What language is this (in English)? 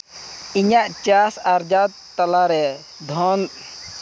Santali